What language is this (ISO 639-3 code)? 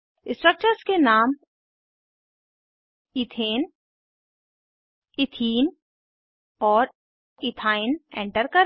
hin